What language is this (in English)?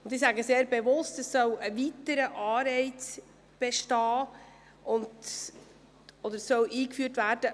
Swiss German